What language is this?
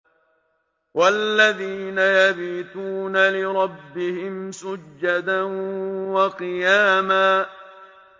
Arabic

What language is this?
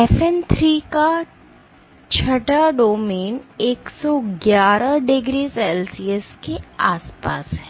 Hindi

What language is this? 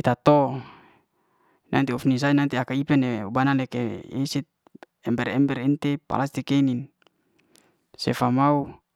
Liana-Seti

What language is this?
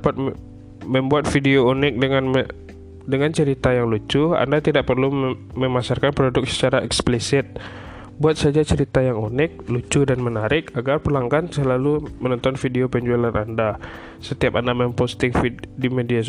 Indonesian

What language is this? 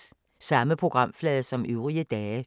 Danish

